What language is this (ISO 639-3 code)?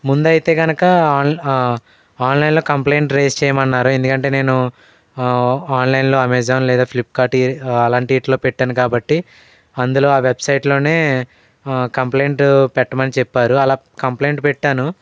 tel